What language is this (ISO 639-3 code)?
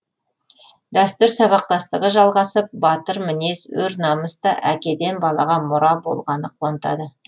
kaz